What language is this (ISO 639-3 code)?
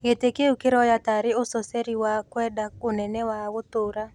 kik